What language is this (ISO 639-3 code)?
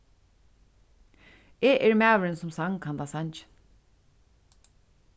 fao